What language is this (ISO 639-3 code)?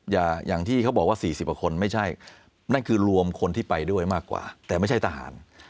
tha